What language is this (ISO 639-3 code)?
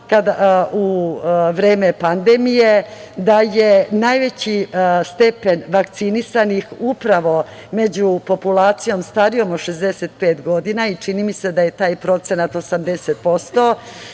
srp